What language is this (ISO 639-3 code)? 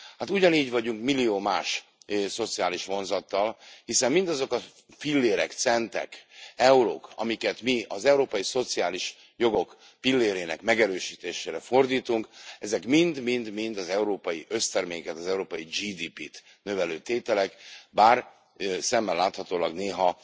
hun